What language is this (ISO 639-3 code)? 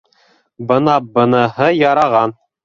bak